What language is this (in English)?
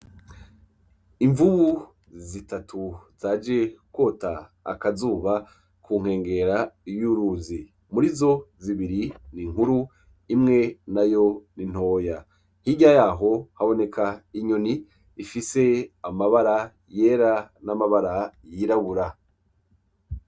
Rundi